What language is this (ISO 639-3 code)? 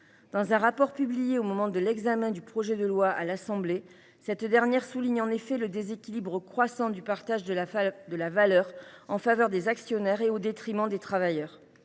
fra